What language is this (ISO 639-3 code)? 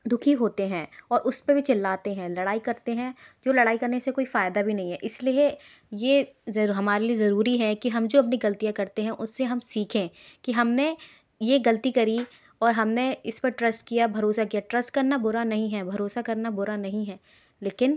hin